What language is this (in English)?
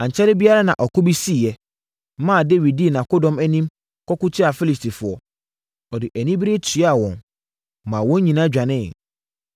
Akan